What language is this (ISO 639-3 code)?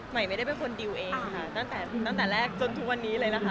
tha